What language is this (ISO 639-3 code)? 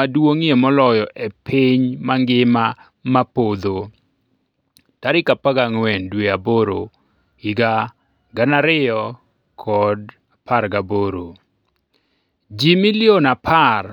luo